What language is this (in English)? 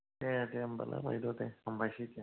Bodo